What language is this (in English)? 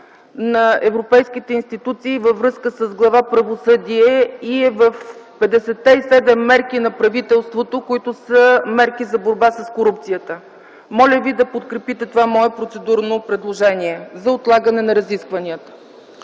Bulgarian